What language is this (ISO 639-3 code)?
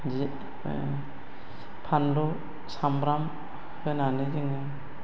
brx